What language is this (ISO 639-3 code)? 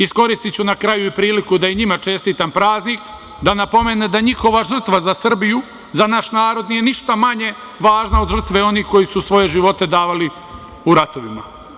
srp